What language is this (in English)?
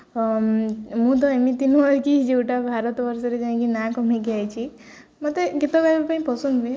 Odia